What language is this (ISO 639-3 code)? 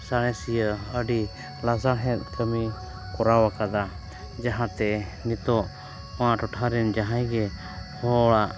sat